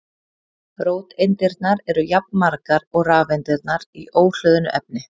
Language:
Icelandic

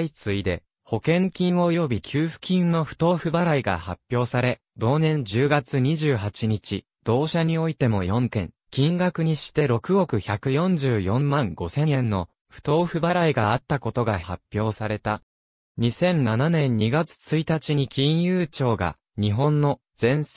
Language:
Japanese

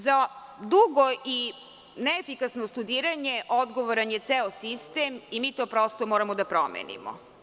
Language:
Serbian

